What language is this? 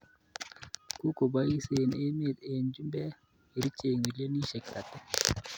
Kalenjin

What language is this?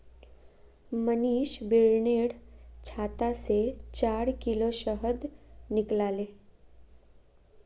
Magahi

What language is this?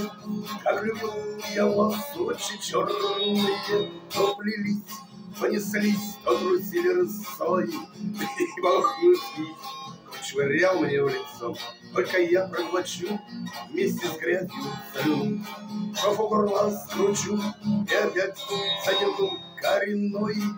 Russian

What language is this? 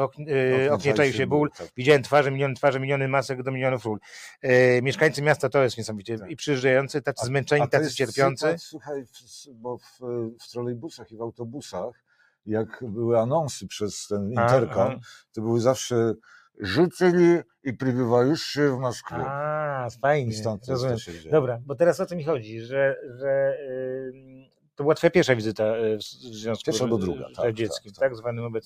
Polish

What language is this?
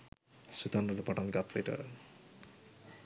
Sinhala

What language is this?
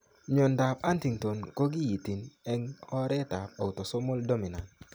Kalenjin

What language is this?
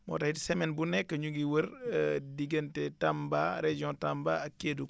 Wolof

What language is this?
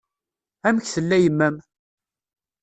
Kabyle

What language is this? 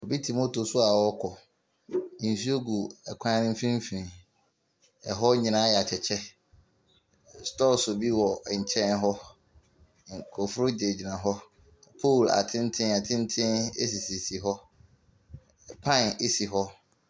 Akan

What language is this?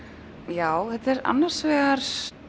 Icelandic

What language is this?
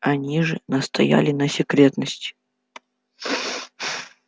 Russian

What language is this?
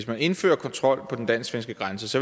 Danish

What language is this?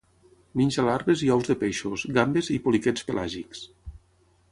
Catalan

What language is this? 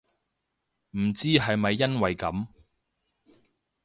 Cantonese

